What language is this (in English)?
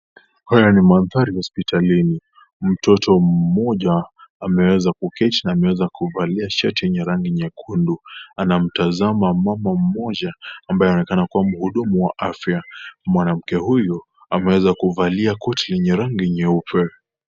Swahili